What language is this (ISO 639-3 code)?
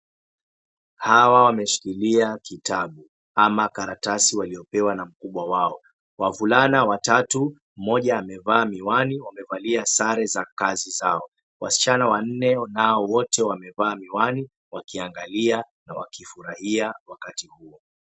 swa